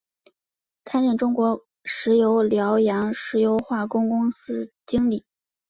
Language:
Chinese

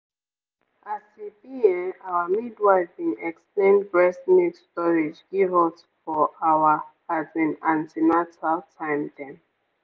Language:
Nigerian Pidgin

